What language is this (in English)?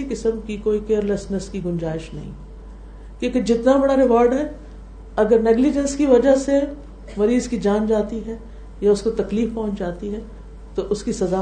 Urdu